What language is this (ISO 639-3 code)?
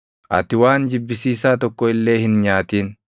orm